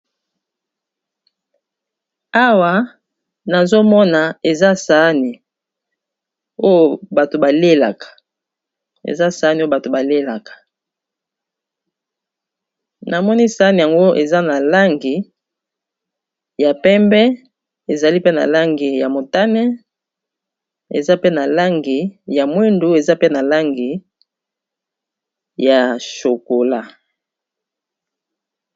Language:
Lingala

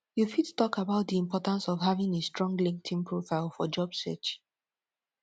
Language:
Nigerian Pidgin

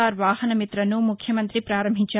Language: Telugu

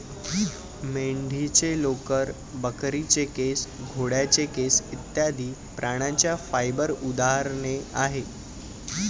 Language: Marathi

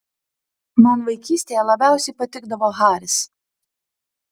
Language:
Lithuanian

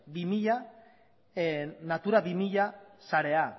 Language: Basque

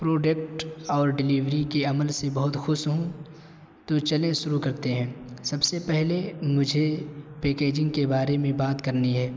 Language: Urdu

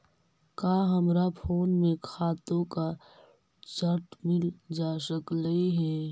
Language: Magahi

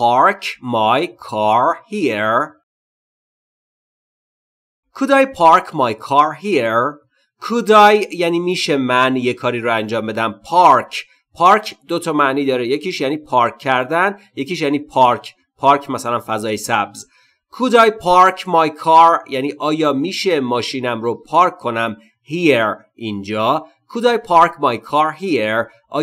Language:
Persian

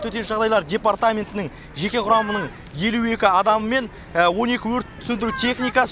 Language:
Kazakh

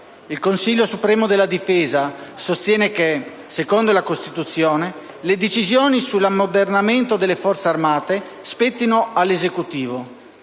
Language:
Italian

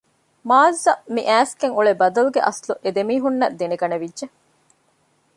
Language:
Divehi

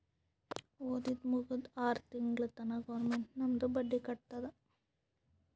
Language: Kannada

